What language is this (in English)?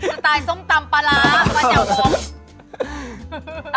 Thai